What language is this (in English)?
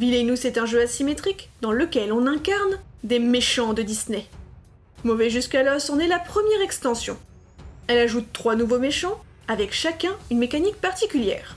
French